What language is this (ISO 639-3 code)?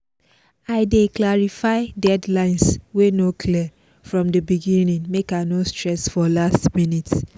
pcm